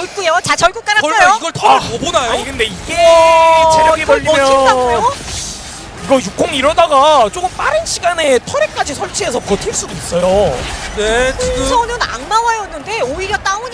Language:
Korean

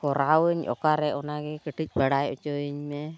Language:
Santali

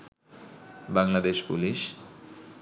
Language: Bangla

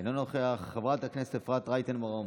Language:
Hebrew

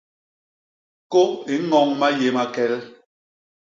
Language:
Basaa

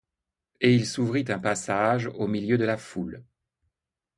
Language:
French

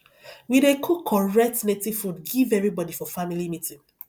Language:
Nigerian Pidgin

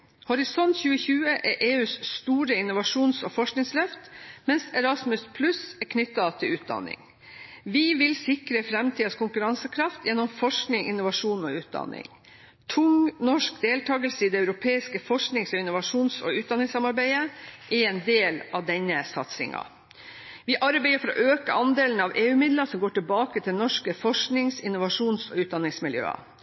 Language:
Norwegian Bokmål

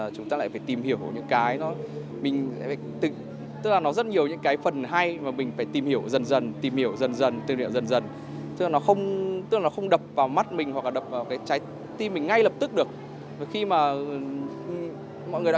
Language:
Vietnamese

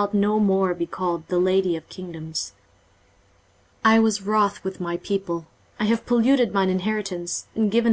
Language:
English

